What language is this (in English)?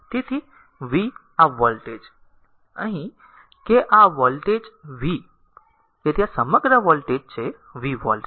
Gujarati